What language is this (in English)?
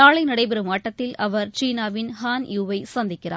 Tamil